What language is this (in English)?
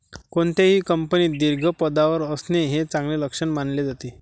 Marathi